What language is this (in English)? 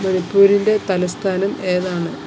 Malayalam